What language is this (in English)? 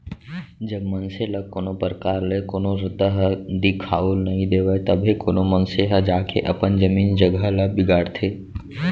Chhattisgarhi